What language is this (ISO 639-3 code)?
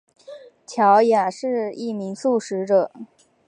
zho